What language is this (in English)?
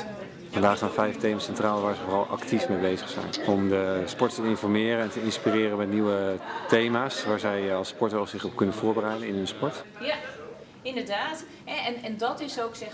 Dutch